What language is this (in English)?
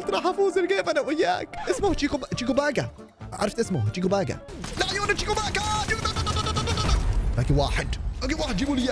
Arabic